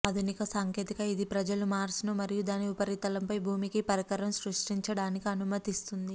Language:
Telugu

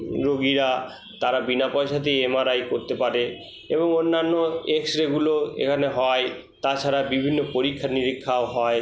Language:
Bangla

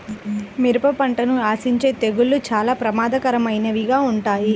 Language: Telugu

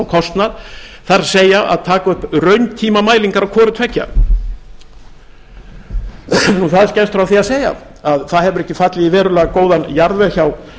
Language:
Icelandic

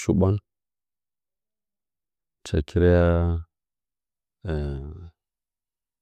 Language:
Nzanyi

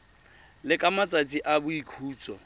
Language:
Tswana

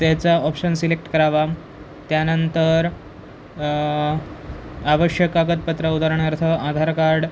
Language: Marathi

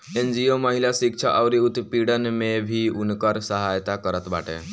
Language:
Bhojpuri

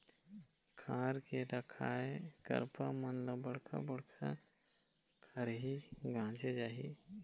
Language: Chhattisgarhi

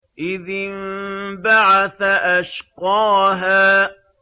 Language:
Arabic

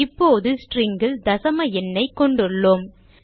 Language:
Tamil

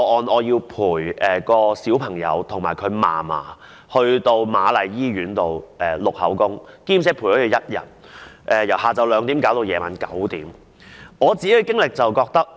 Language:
Cantonese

